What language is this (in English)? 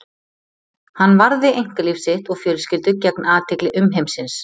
Icelandic